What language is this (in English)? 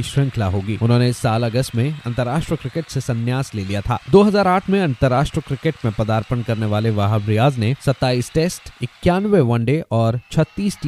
Hindi